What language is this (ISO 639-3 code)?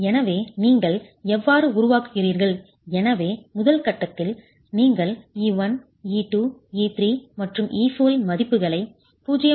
tam